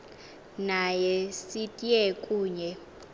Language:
Xhosa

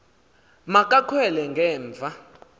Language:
Xhosa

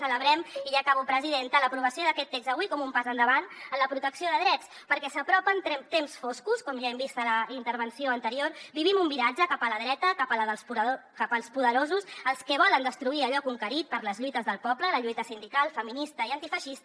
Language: Catalan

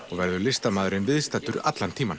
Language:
Icelandic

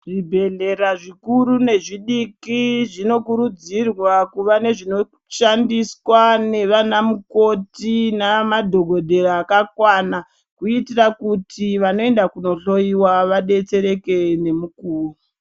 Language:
Ndau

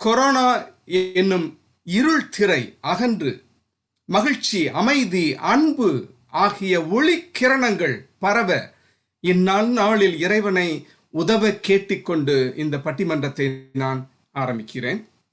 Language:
Tamil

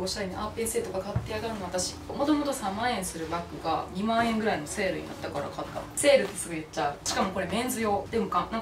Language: Japanese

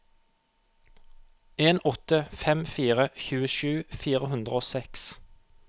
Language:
Norwegian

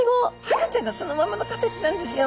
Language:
Japanese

